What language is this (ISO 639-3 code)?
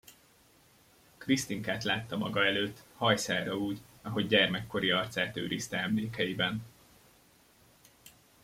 hun